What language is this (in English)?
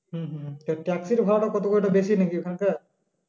Bangla